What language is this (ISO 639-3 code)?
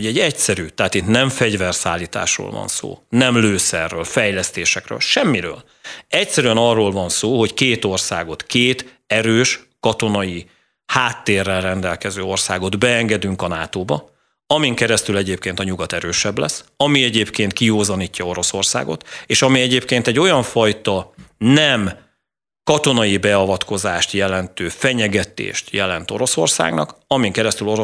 hun